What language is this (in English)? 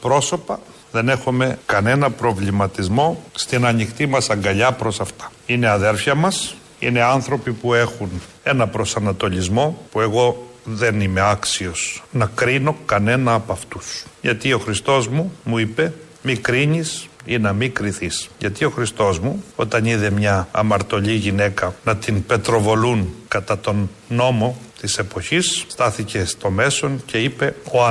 Greek